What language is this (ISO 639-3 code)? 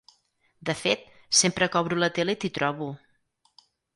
cat